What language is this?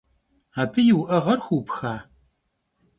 Kabardian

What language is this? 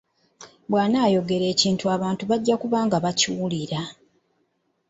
Ganda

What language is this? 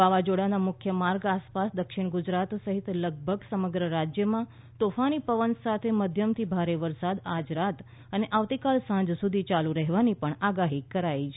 Gujarati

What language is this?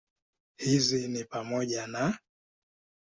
Swahili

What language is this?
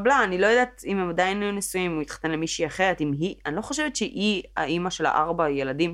Hebrew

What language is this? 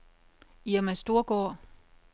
Danish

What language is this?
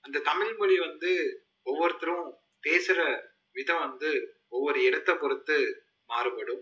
Tamil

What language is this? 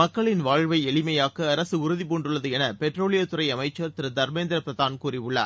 Tamil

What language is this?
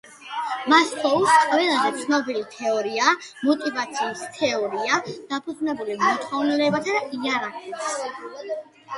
Georgian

